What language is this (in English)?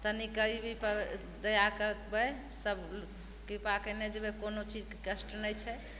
Maithili